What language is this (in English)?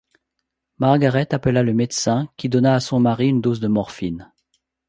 French